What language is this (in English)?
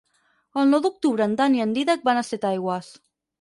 Catalan